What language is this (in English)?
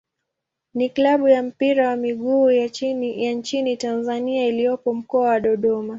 Swahili